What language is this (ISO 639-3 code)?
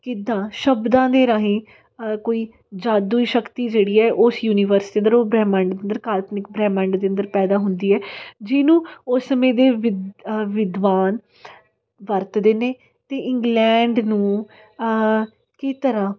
pan